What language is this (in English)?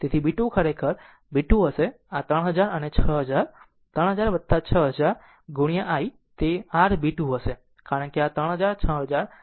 Gujarati